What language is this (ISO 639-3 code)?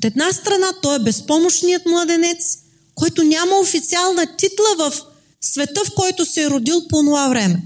bul